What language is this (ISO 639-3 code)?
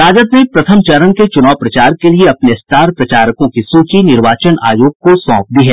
hin